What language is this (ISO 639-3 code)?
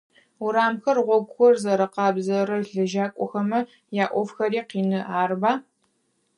ady